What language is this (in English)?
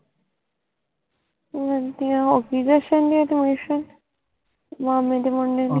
Punjabi